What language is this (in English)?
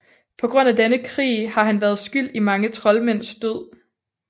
Danish